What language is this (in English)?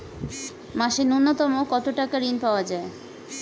Bangla